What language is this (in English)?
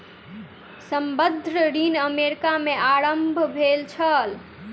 Maithili